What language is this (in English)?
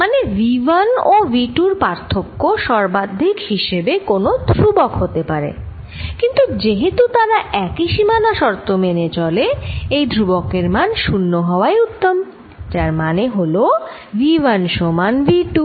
Bangla